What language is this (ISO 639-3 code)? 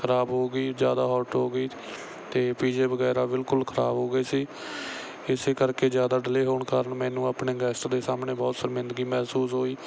pan